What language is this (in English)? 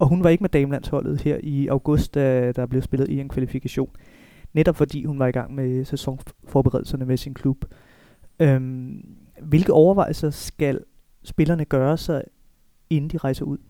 Danish